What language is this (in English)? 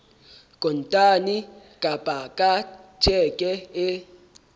Southern Sotho